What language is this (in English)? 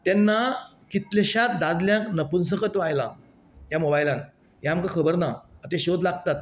Konkani